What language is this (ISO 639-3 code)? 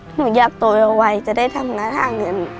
tha